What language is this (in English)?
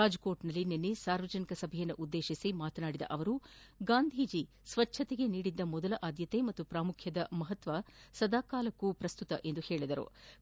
Kannada